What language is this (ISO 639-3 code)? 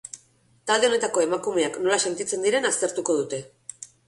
eus